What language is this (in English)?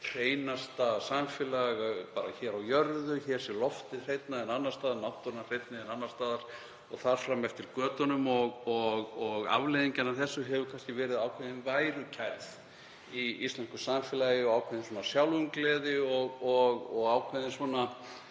Icelandic